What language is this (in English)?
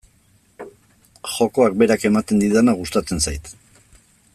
Basque